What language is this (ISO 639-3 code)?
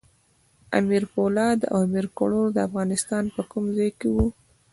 pus